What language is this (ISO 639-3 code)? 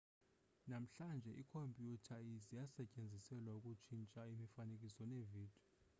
xho